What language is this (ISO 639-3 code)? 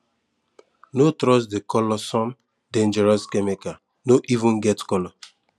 pcm